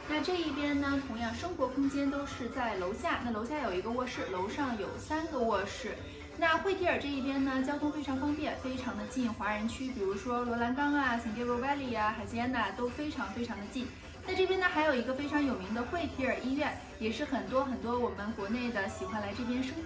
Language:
Chinese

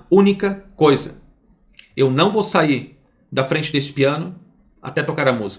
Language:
Portuguese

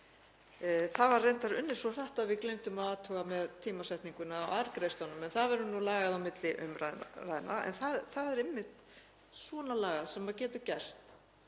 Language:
Icelandic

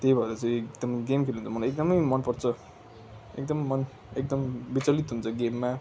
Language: Nepali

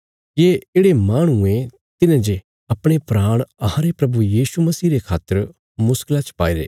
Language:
Bilaspuri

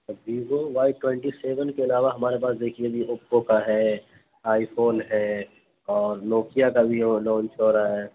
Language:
Urdu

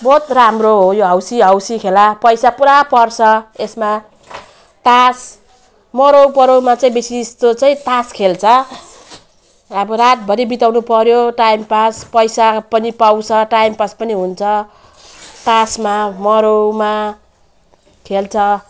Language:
Nepali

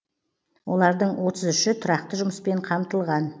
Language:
Kazakh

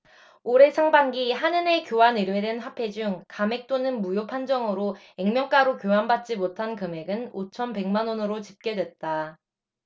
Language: Korean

